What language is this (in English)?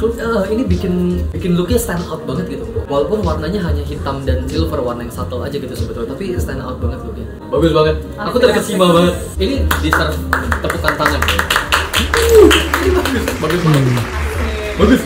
Indonesian